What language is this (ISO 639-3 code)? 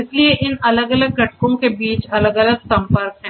hin